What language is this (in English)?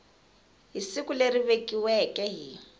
Tsonga